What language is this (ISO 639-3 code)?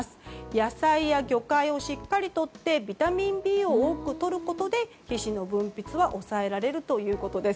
jpn